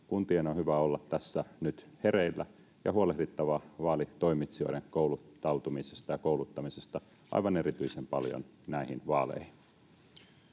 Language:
Finnish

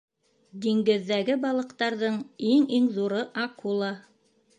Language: Bashkir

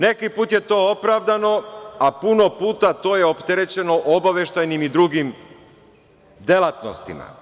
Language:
Serbian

